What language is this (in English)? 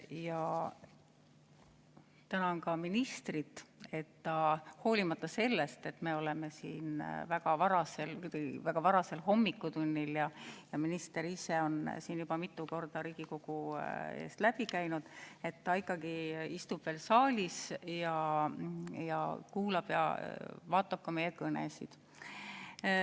Estonian